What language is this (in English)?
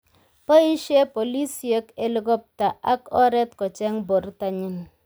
Kalenjin